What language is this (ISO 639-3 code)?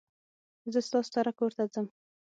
pus